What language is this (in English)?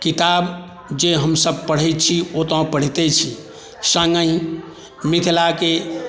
Maithili